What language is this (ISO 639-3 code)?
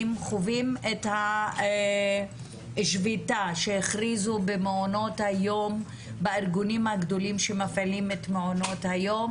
heb